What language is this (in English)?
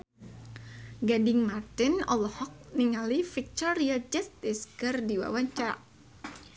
Sundanese